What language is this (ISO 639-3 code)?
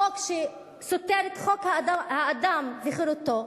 heb